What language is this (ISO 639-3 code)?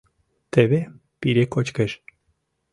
chm